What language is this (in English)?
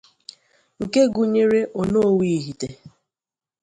Igbo